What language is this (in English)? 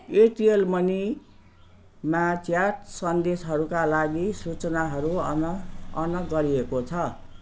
Nepali